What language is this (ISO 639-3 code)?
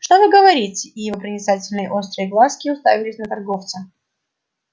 rus